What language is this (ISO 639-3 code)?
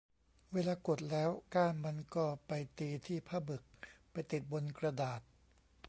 tha